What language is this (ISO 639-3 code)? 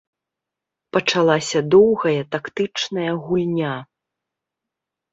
bel